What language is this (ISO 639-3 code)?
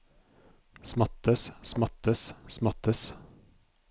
nor